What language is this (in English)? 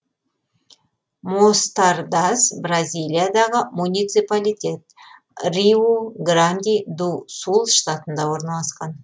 Kazakh